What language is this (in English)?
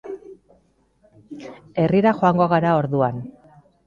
Basque